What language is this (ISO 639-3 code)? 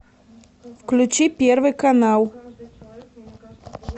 rus